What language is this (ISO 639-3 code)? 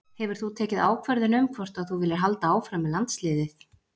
isl